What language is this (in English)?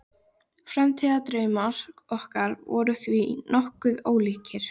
Icelandic